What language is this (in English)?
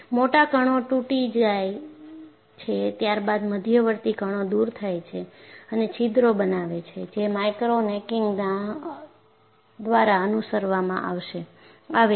Gujarati